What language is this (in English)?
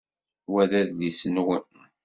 Kabyle